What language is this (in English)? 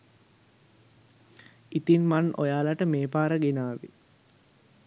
Sinhala